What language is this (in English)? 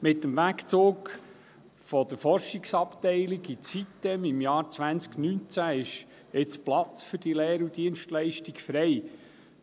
Swiss German